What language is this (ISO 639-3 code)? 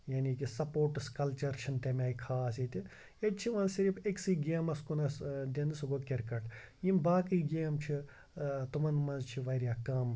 kas